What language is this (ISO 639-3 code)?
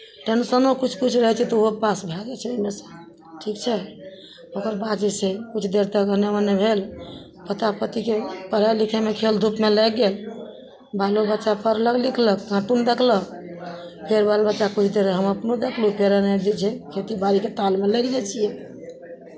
mai